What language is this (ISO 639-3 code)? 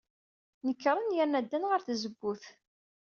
kab